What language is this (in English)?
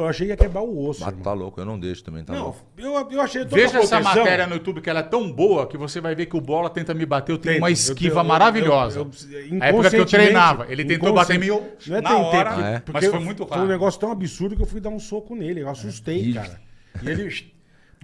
Portuguese